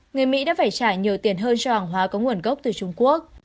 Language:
Vietnamese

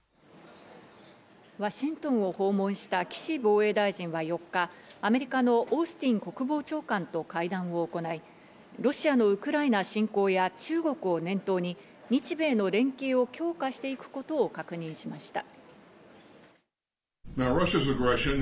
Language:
Japanese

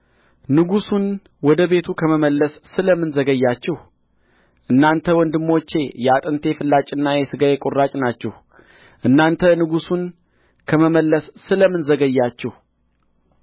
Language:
Amharic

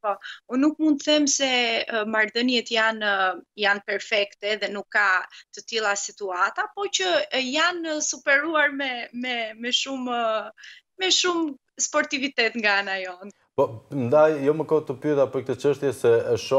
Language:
Romanian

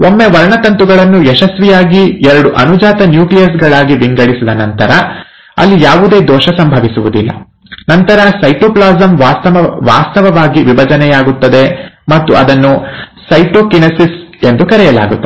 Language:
Kannada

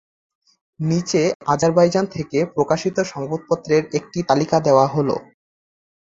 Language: Bangla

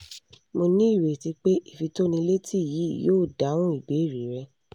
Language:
Yoruba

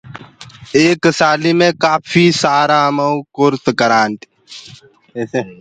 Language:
Gurgula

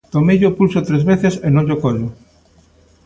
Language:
Galician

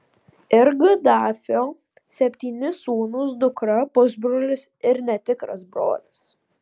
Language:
Lithuanian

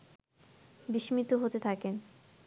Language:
Bangla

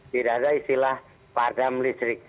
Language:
Indonesian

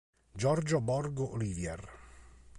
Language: Italian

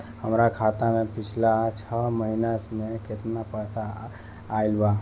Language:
Bhojpuri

